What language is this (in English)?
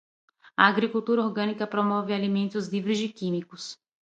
Portuguese